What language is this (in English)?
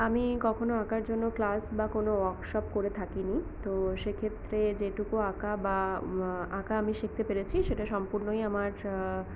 Bangla